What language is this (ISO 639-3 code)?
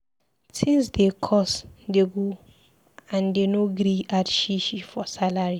pcm